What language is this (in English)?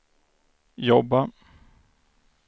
Swedish